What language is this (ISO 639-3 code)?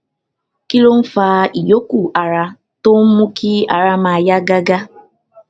yor